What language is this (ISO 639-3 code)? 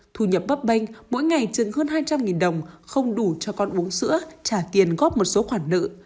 vie